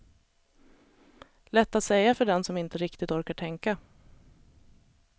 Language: Swedish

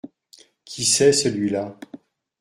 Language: French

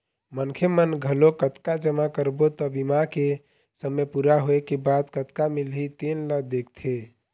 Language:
Chhattisgarhi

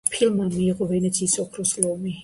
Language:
Georgian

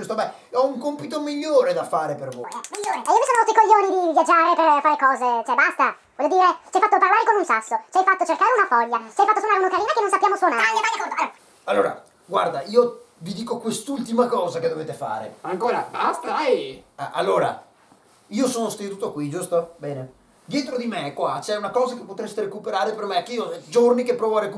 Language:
Italian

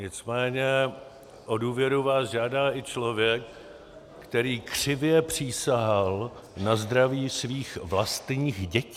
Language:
Czech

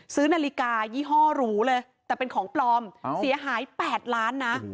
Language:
Thai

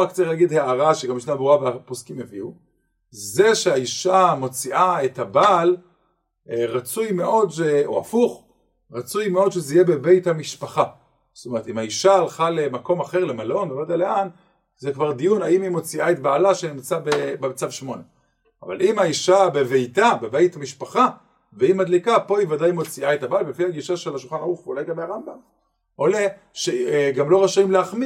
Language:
Hebrew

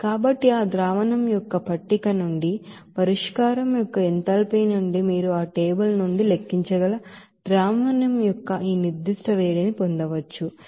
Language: Telugu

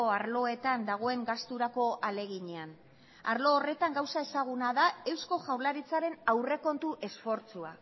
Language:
Basque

